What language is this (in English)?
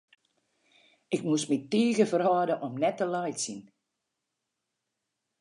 Western Frisian